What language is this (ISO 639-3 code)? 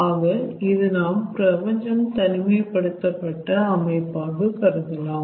tam